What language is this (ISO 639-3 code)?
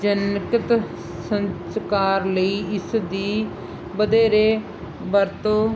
pan